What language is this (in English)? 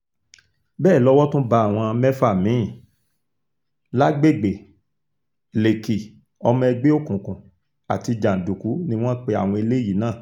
Yoruba